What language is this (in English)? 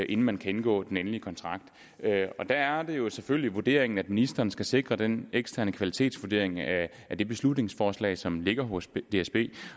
Danish